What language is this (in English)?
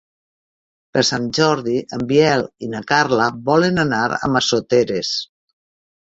Catalan